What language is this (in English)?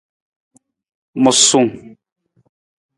Nawdm